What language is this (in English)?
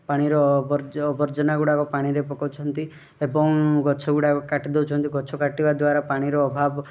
Odia